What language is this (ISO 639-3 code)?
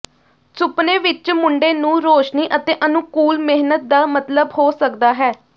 pan